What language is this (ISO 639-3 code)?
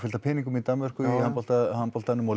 isl